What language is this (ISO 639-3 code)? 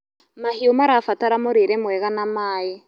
kik